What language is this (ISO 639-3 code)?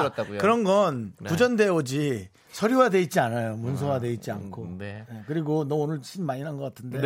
kor